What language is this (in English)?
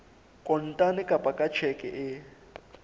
Southern Sotho